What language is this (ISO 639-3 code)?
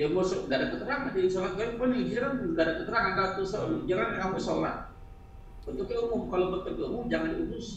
ind